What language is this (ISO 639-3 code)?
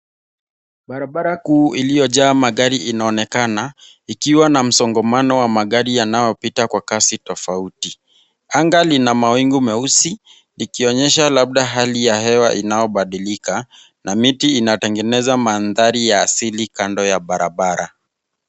swa